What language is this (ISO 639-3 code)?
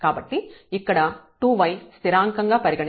tel